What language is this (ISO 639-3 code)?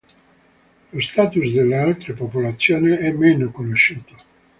ita